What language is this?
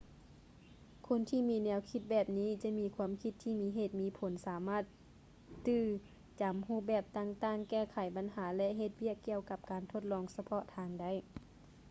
Lao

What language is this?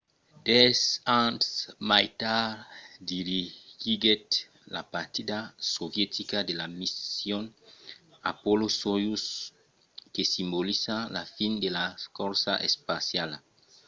Occitan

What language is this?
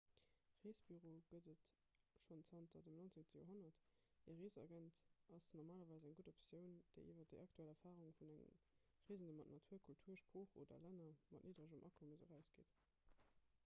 Luxembourgish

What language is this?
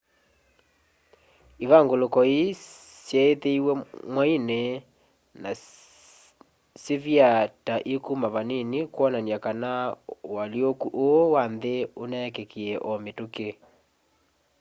Kamba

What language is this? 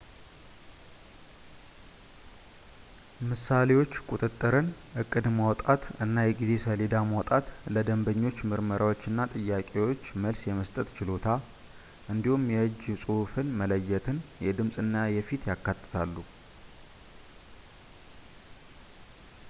Amharic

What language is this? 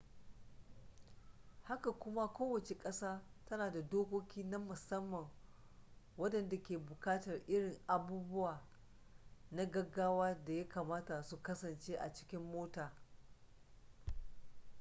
Hausa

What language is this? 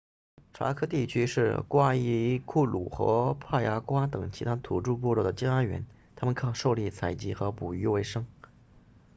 Chinese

